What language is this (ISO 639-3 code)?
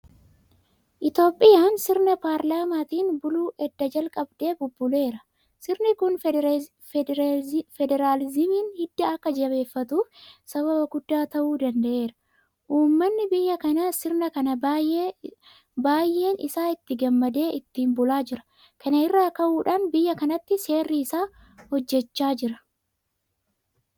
orm